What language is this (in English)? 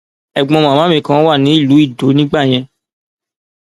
Yoruba